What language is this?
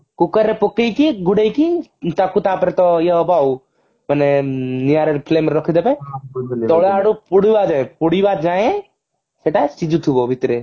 Odia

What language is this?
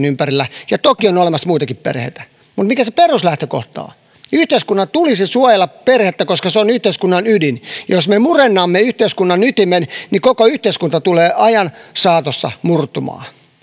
Finnish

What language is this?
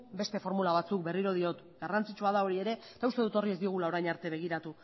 Basque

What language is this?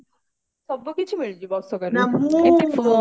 Odia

